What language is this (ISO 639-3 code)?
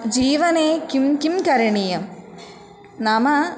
san